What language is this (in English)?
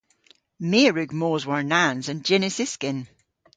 Cornish